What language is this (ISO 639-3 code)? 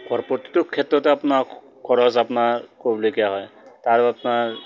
asm